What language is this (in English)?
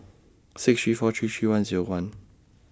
English